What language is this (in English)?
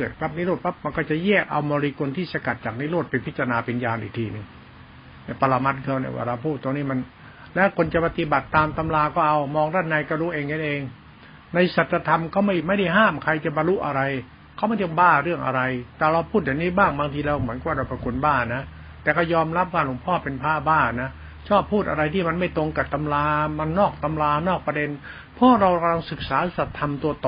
Thai